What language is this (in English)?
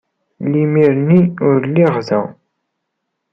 Kabyle